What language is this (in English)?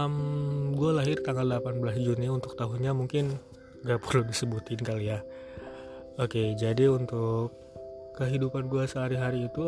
Indonesian